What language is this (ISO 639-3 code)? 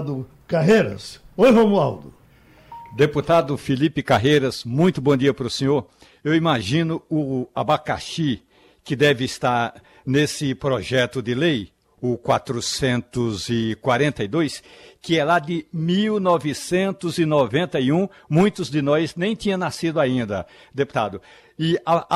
por